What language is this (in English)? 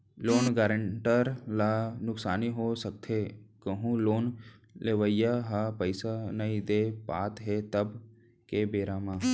Chhattisgarhi